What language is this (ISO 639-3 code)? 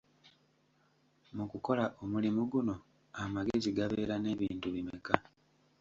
lug